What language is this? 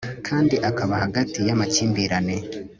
Kinyarwanda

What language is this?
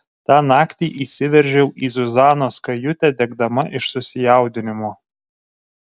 Lithuanian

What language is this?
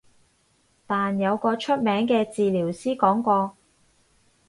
Cantonese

